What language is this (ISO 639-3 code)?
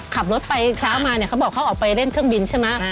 tha